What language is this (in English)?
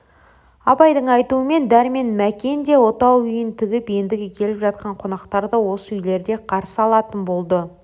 Kazakh